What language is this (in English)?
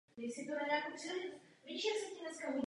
Czech